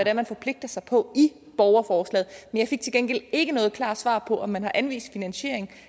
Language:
Danish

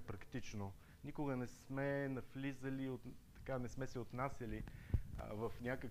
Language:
Bulgarian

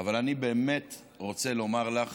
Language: Hebrew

